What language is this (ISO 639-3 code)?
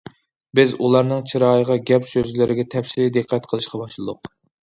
uig